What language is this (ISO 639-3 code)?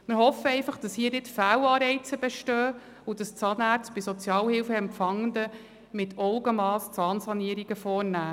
gsw